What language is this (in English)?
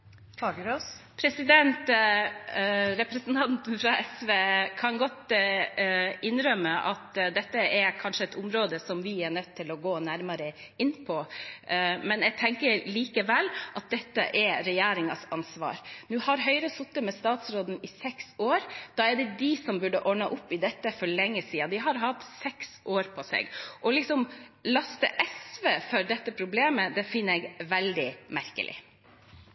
Norwegian Bokmål